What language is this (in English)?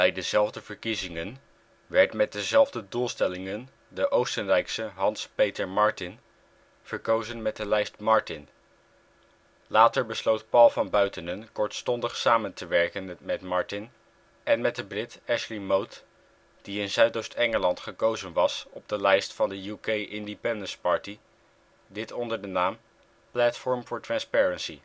Dutch